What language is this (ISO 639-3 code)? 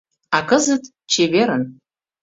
chm